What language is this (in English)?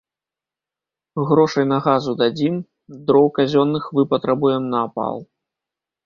Belarusian